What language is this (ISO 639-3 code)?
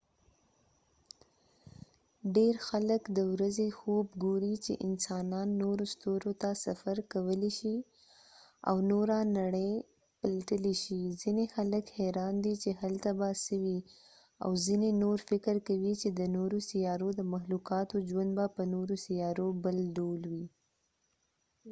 pus